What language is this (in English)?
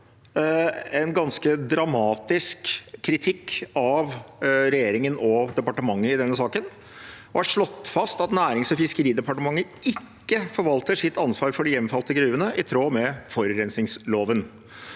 Norwegian